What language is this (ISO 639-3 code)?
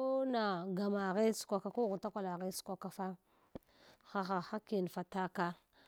hwo